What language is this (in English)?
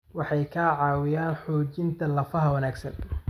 Somali